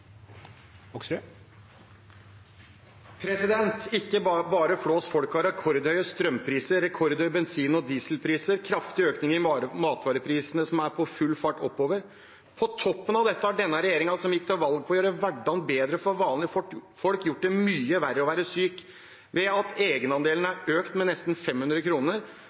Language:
Norwegian Bokmål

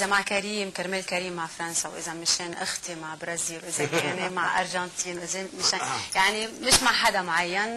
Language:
Arabic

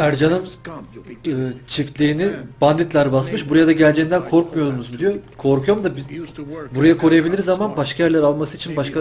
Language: Turkish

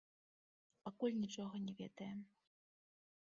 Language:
Belarusian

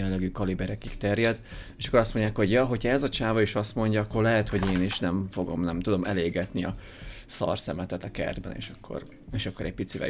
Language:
Hungarian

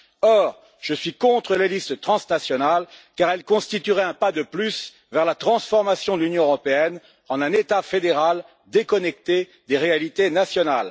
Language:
French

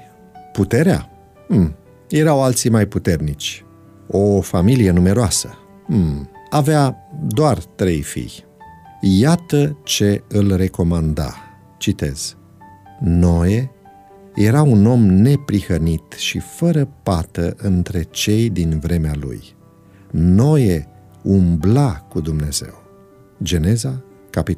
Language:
Romanian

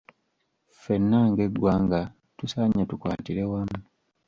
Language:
Ganda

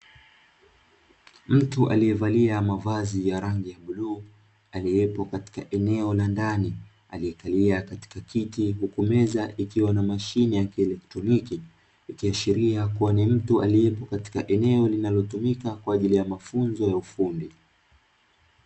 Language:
Swahili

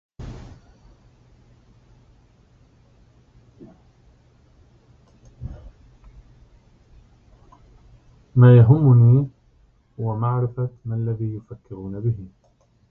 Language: Arabic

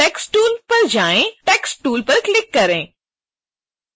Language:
Hindi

